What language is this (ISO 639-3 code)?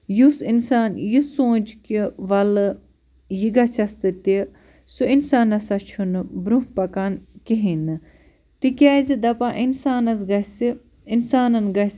kas